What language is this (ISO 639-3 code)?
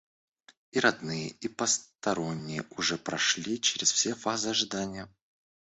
rus